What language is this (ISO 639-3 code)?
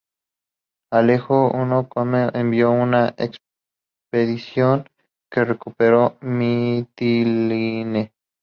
spa